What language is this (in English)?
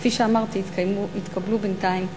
Hebrew